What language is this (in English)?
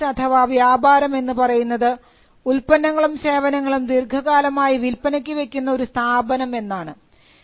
Malayalam